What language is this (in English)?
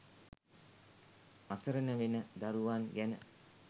Sinhala